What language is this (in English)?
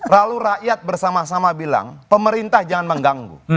Indonesian